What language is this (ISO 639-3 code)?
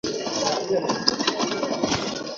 ben